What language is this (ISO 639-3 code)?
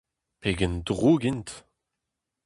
bre